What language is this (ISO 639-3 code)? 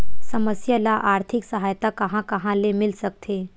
hne